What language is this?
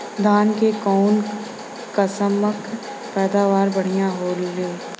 Bhojpuri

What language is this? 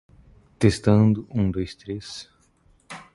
English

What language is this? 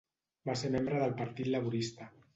Catalan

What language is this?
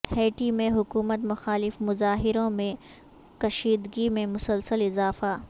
Urdu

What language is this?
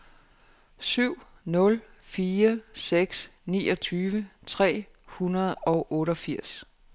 Danish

